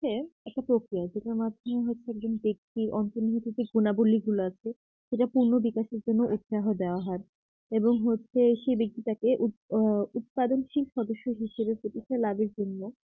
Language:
Bangla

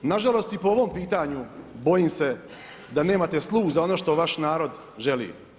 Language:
Croatian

